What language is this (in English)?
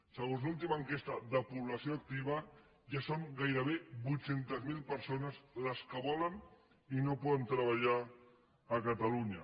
Catalan